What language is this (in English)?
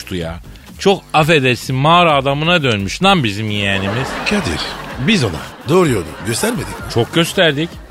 Turkish